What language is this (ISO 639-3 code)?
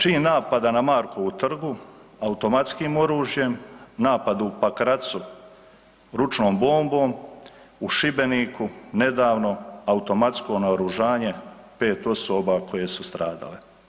hrv